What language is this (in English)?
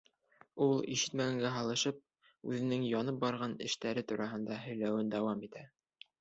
Bashkir